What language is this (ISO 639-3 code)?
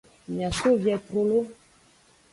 ajg